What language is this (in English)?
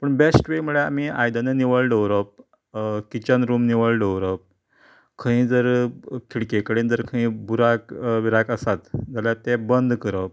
Konkani